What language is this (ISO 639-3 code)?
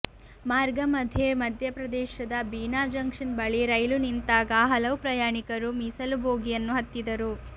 kan